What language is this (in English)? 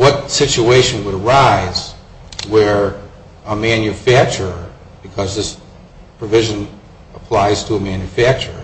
English